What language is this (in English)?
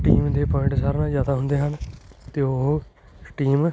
Punjabi